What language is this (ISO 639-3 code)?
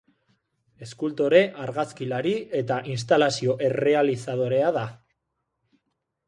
eus